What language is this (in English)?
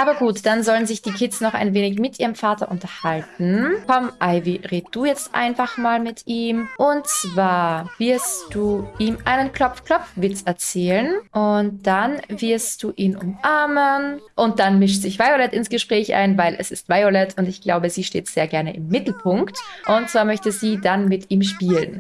German